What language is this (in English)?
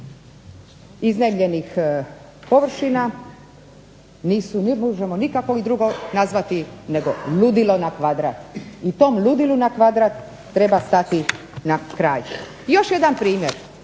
Croatian